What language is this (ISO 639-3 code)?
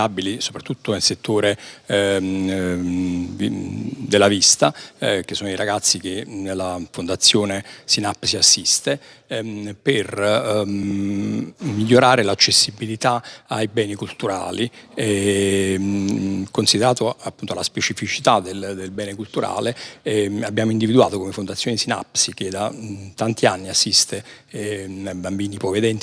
ita